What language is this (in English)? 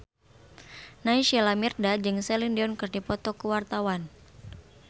Sundanese